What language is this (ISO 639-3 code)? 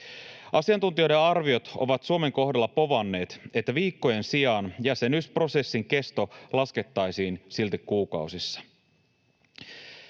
fin